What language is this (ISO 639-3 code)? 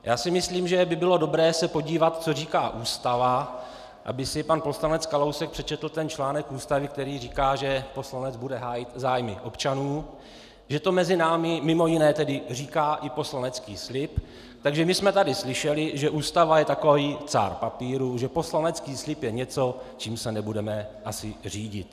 ces